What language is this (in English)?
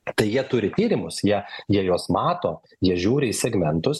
Lithuanian